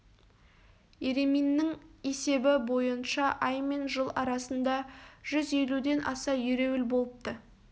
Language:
Kazakh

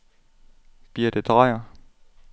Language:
Danish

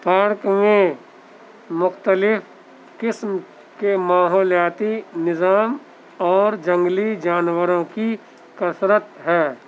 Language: Urdu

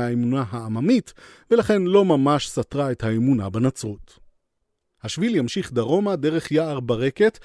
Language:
Hebrew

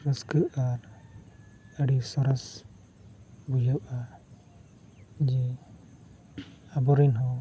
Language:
Santali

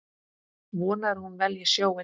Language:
Icelandic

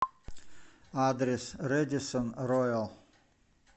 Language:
Russian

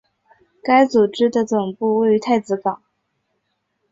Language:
Chinese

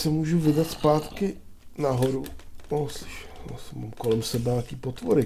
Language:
Czech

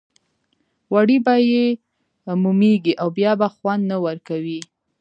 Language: Pashto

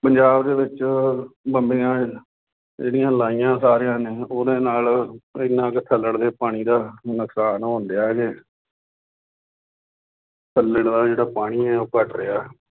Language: Punjabi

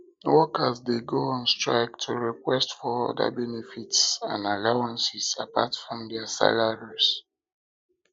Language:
Nigerian Pidgin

